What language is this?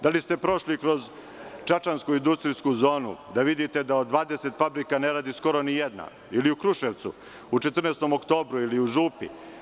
Serbian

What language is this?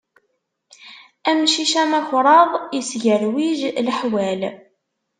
Kabyle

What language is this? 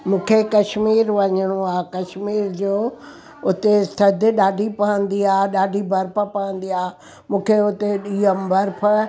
Sindhi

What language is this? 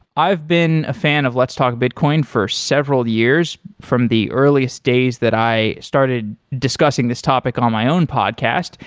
English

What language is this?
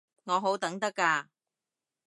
Cantonese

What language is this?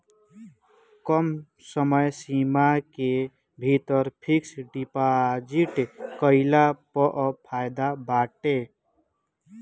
Bhojpuri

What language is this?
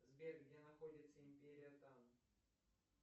Russian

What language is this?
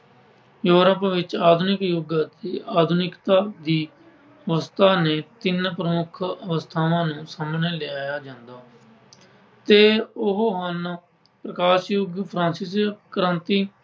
Punjabi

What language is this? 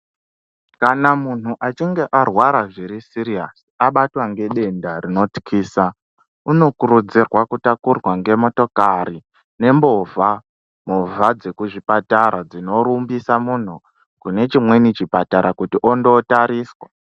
Ndau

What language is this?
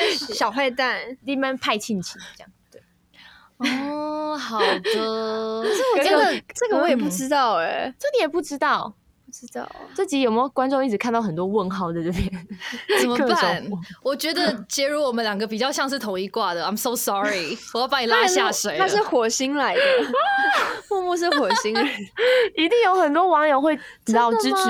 Chinese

